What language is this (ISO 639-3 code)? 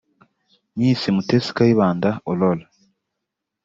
kin